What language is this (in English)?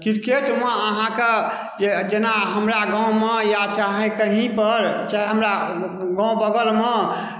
Maithili